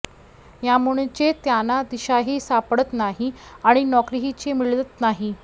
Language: Marathi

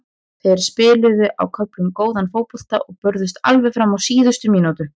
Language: Icelandic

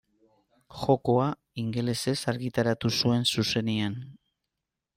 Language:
Basque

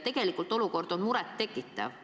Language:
Estonian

